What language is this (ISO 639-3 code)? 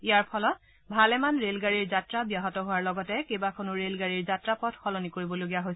asm